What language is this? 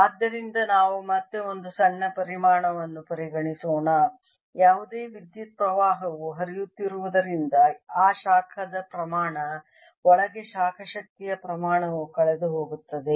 Kannada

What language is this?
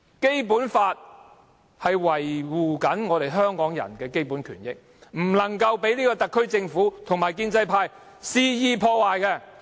Cantonese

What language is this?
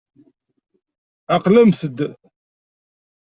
Kabyle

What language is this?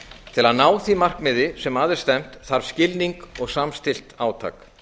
Icelandic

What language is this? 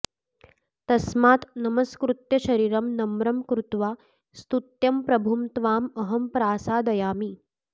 Sanskrit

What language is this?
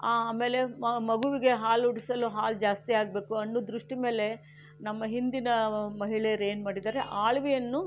Kannada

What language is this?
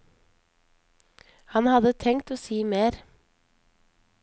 Norwegian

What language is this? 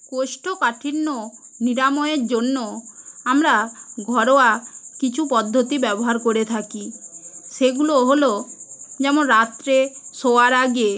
Bangla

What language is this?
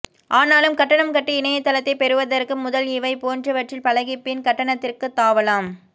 Tamil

